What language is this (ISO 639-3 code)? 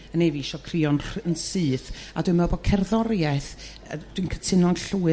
cym